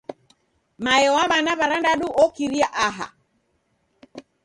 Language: Taita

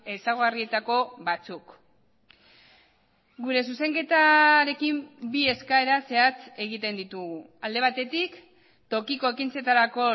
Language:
Basque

